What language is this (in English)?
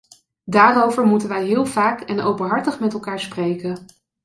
Dutch